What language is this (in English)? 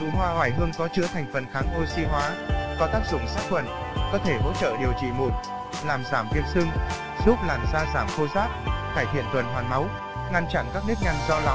Vietnamese